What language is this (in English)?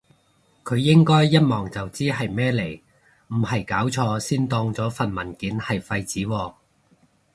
Cantonese